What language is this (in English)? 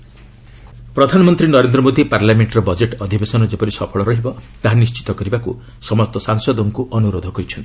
Odia